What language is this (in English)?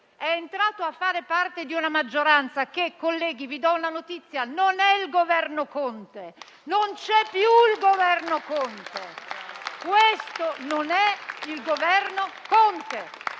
Italian